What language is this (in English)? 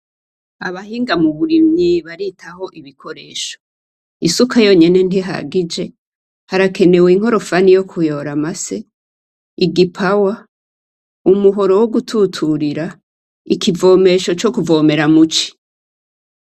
Rundi